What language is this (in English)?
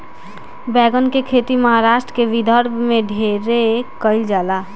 Bhojpuri